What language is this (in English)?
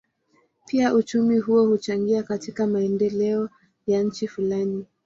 Swahili